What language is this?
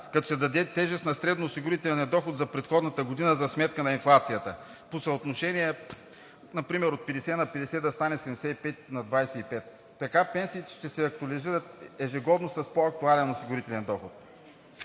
Bulgarian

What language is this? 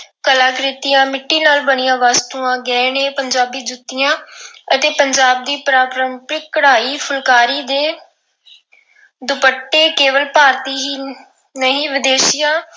Punjabi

